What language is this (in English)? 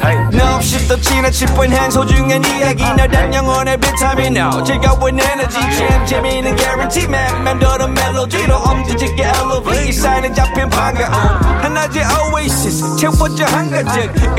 Korean